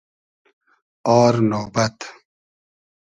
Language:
Hazaragi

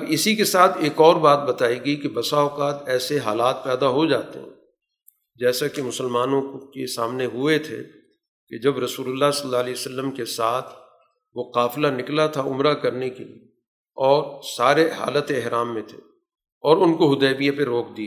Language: Urdu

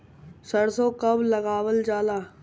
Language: Bhojpuri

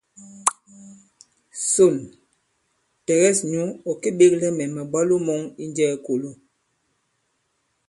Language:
Bankon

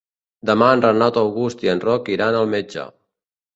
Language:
Catalan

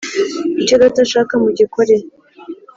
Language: Kinyarwanda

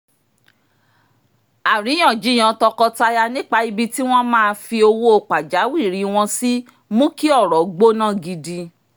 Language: Yoruba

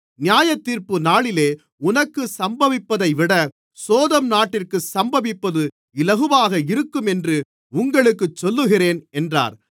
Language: Tamil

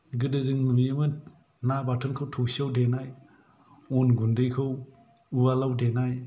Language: Bodo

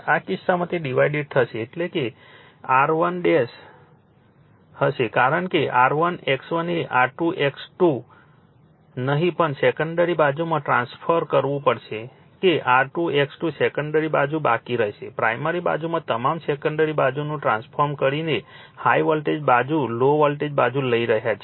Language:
Gujarati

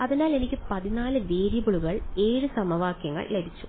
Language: Malayalam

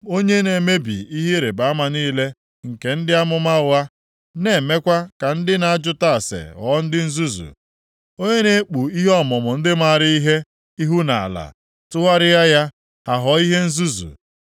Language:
Igbo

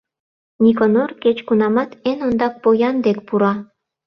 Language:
Mari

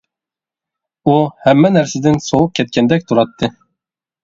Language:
Uyghur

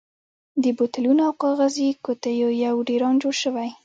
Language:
Pashto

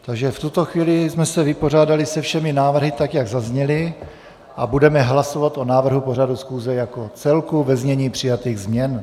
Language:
Czech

